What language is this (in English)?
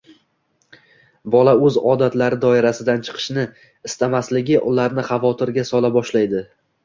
Uzbek